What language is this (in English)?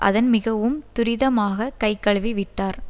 Tamil